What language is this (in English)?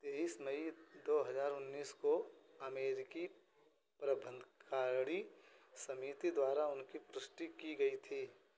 Hindi